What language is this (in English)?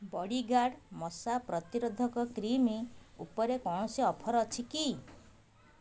Odia